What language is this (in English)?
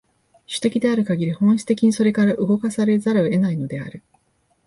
Japanese